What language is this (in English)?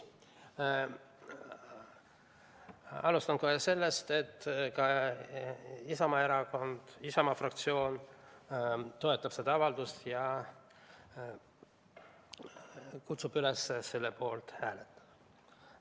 Estonian